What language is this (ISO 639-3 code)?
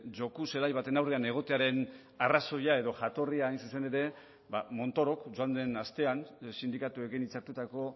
eus